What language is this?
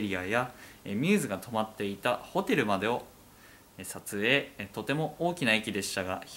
Japanese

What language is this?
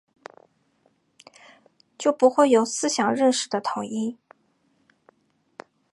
Chinese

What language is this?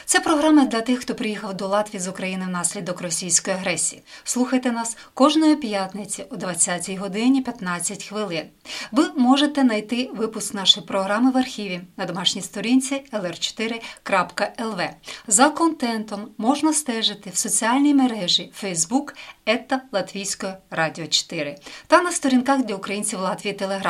Ukrainian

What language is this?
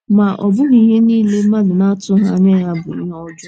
Igbo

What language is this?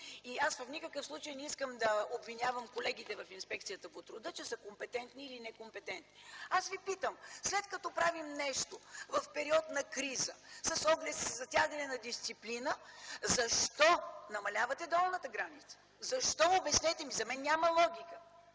Bulgarian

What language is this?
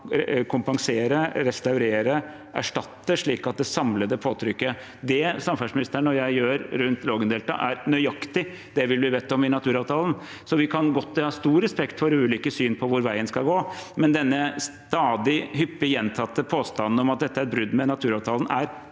Norwegian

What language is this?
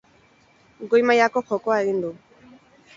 Basque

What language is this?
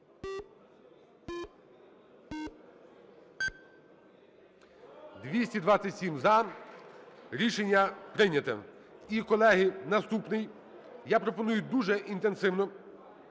Ukrainian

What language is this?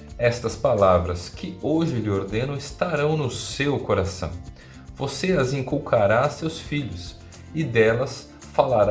Portuguese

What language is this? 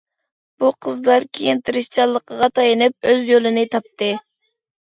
Uyghur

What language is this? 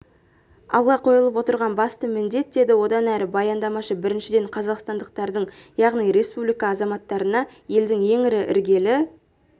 Kazakh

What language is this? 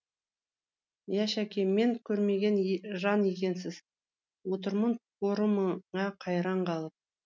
Kazakh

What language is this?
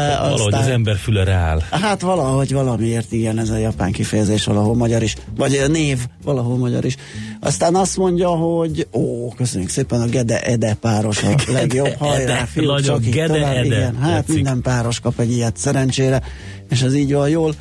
Hungarian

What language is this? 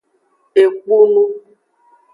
Aja (Benin)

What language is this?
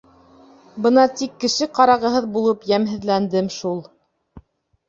Bashkir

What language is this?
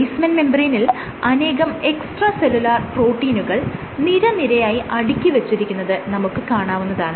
Malayalam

